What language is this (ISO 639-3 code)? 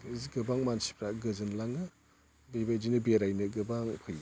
brx